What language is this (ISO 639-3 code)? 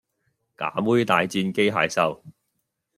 yue